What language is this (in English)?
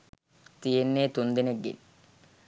Sinhala